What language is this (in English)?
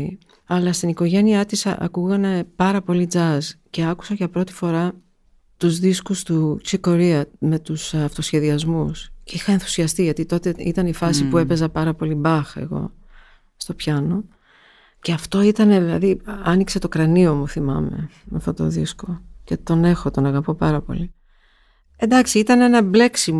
Greek